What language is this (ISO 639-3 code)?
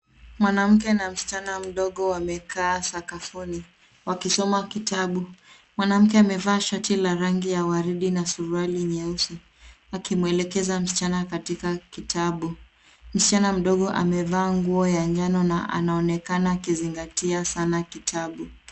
swa